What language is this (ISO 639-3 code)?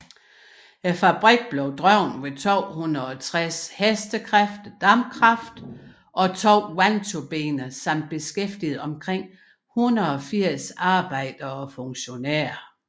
dan